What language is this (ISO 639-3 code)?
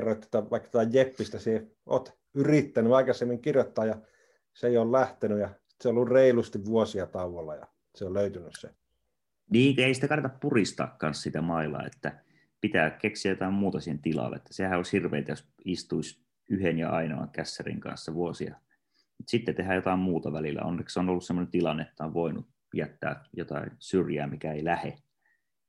fin